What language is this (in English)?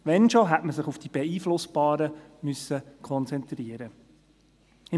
Swiss German